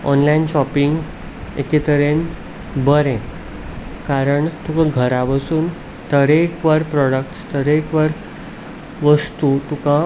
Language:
Konkani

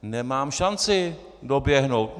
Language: Czech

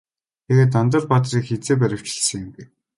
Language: Mongolian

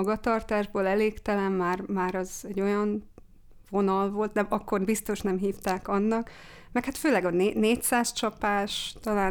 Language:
Hungarian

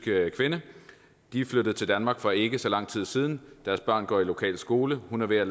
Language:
Danish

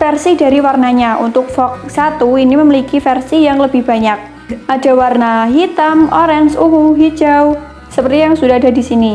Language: Indonesian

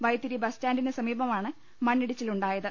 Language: Malayalam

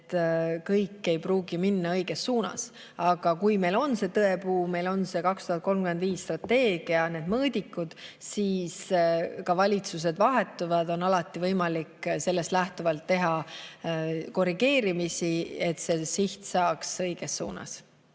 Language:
Estonian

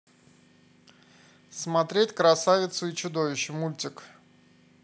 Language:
Russian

